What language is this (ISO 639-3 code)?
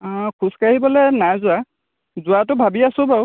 asm